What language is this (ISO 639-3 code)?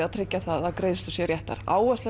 isl